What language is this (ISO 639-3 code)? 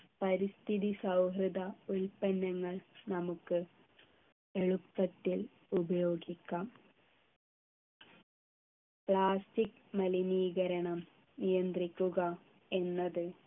mal